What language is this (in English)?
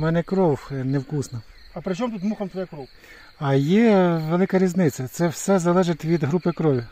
Ukrainian